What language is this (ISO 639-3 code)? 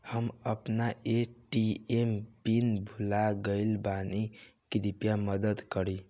bho